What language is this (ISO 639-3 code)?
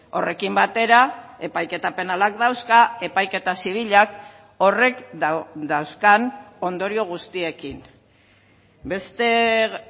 eus